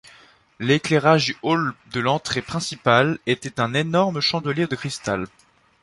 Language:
French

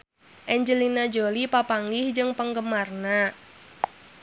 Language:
Sundanese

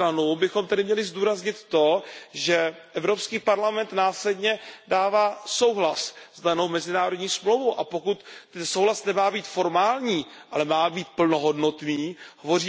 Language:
Czech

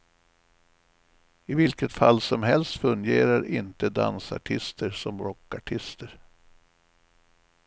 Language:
Swedish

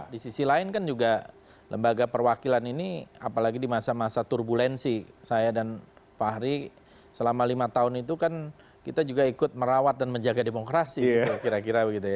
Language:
Indonesian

